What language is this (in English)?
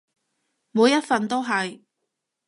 Cantonese